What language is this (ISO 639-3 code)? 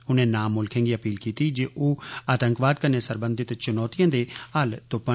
doi